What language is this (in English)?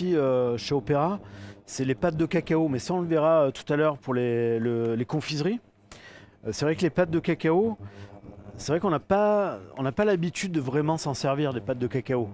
French